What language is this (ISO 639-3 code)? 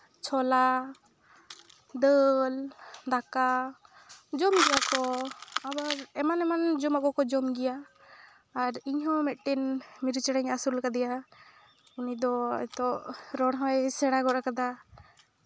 sat